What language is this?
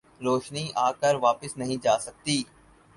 Urdu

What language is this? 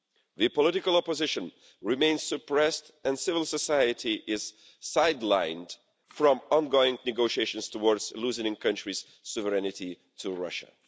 English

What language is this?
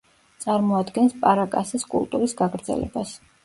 Georgian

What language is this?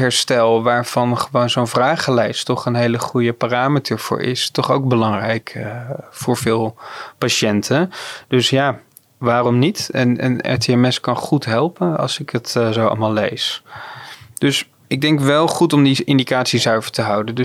Dutch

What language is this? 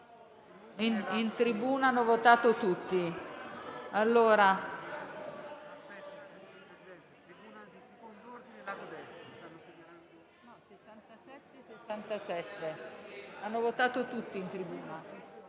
Italian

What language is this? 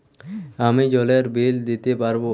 Bangla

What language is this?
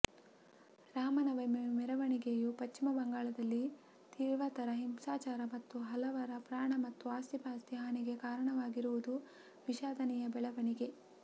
Kannada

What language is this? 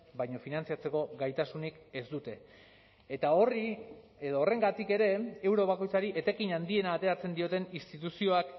Basque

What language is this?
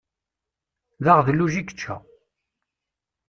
Kabyle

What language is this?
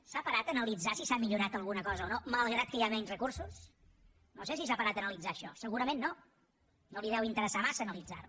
Catalan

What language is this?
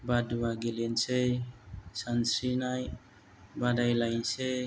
Bodo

